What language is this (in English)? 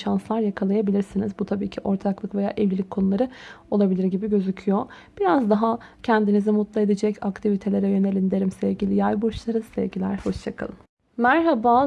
Turkish